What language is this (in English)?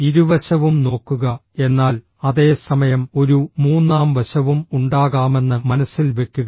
Malayalam